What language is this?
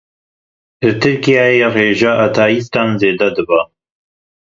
Kurdish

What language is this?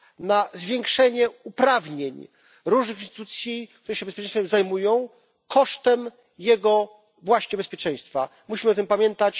Polish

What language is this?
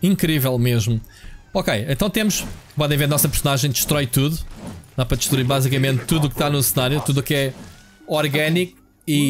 Portuguese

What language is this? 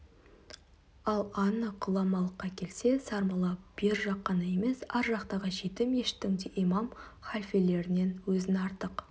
Kazakh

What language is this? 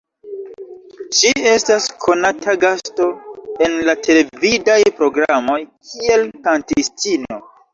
Esperanto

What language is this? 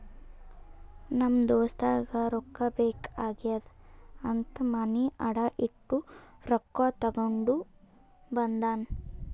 Kannada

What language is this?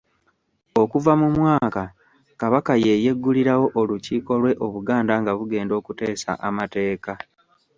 Ganda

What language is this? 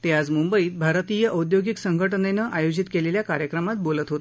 Marathi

